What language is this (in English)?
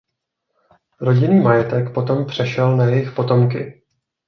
Czech